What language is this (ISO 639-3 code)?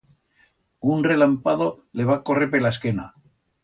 arg